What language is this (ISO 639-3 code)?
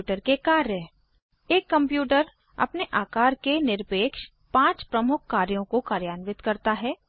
hin